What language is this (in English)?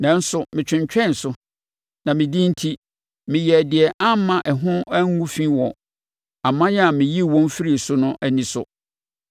Akan